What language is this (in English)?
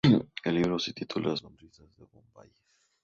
Spanish